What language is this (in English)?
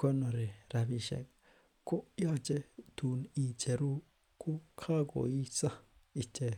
Kalenjin